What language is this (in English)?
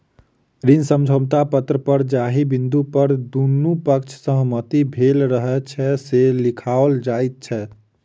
Maithili